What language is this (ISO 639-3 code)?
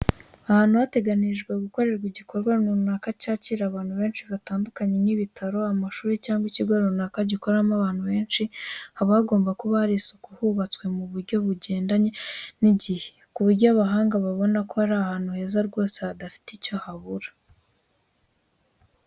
kin